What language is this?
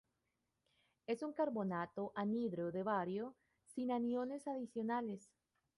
Spanish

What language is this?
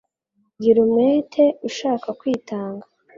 Kinyarwanda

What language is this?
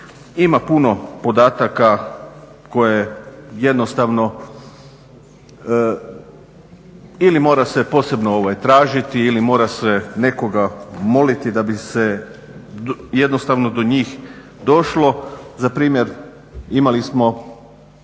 Croatian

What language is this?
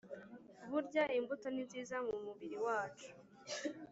Kinyarwanda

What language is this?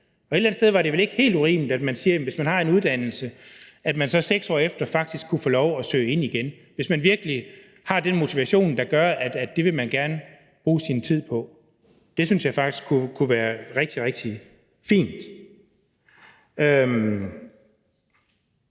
Danish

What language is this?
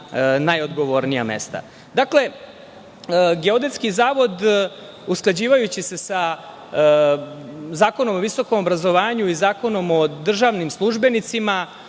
Serbian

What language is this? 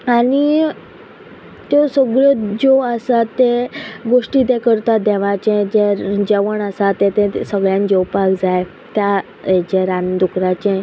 Konkani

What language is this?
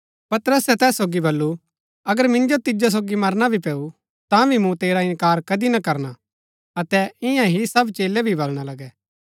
Gaddi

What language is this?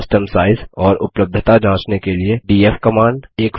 Hindi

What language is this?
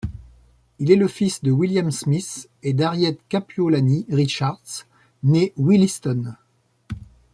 French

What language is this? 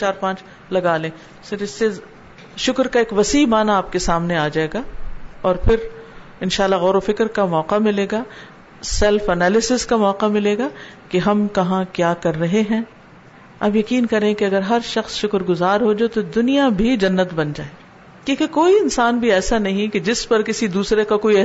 Urdu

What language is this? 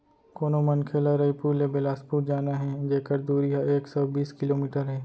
Chhattisgarhi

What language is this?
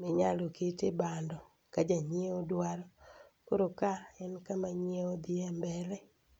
Luo (Kenya and Tanzania)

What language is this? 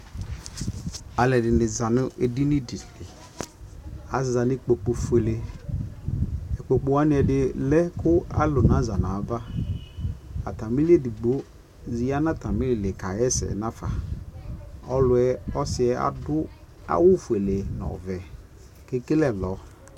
Ikposo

